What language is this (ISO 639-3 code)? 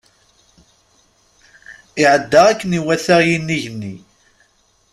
kab